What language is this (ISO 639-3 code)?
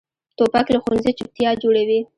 pus